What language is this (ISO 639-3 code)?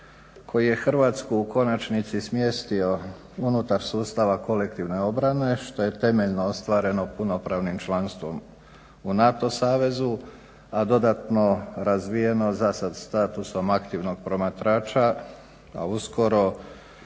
hrv